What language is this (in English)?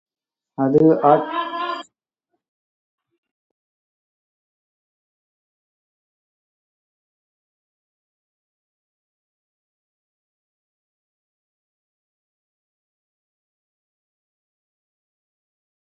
Tamil